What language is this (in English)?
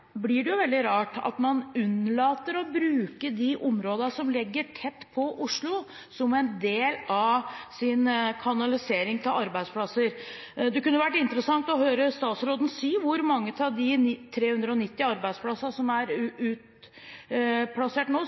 Norwegian Bokmål